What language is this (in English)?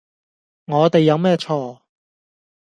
Cantonese